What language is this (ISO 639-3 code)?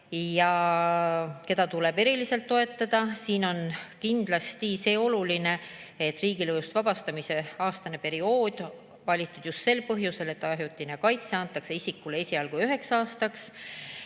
est